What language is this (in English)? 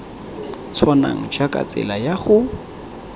Tswana